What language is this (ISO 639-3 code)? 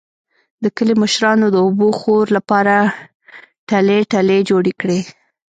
pus